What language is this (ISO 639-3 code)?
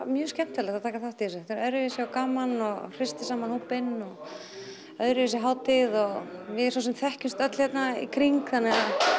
isl